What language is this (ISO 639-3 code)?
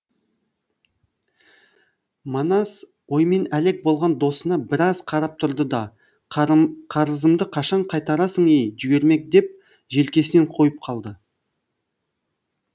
kaz